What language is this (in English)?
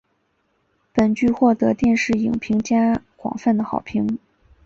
Chinese